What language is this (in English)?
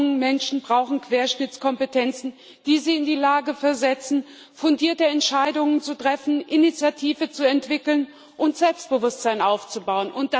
German